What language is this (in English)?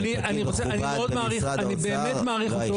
Hebrew